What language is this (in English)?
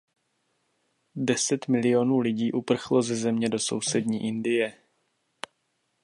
Czech